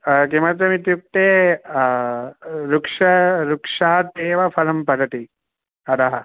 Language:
Sanskrit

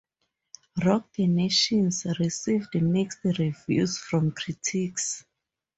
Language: English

